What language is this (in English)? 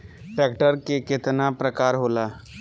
Bhojpuri